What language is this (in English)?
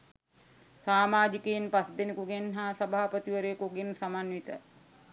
Sinhala